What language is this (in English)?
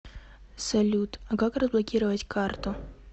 Russian